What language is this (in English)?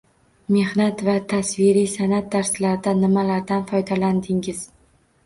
Uzbek